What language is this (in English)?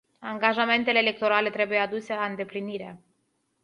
Romanian